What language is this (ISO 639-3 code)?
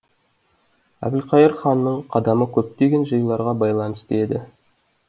kaz